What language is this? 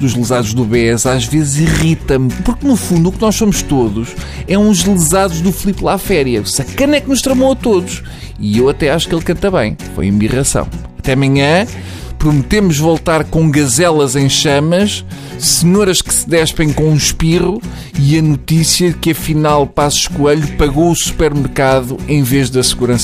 Portuguese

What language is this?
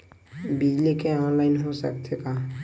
Chhattisgarhi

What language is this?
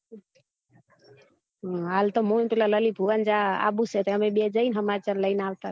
Gujarati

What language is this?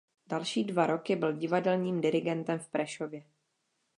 Czech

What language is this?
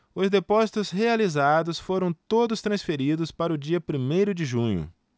Portuguese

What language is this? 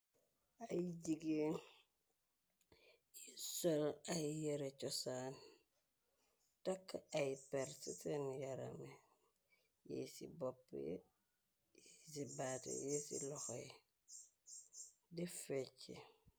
Wolof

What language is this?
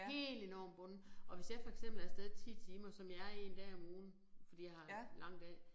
Danish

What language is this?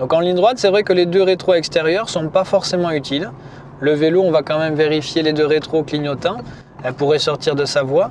French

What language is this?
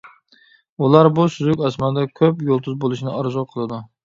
Uyghur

